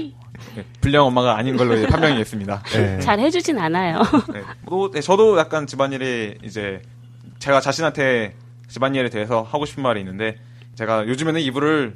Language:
Korean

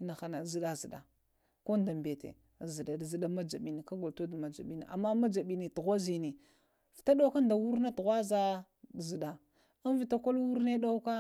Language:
Lamang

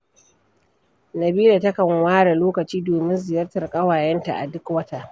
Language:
Hausa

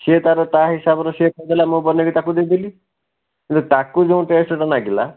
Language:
Odia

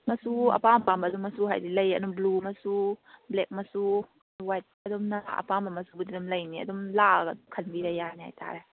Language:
Manipuri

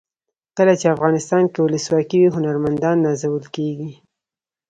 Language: Pashto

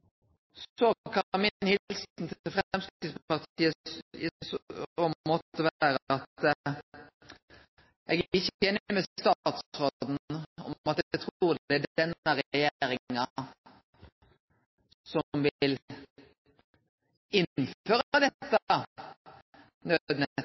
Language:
Norwegian Nynorsk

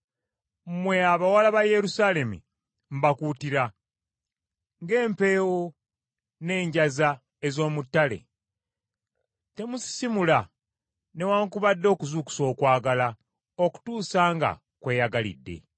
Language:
Ganda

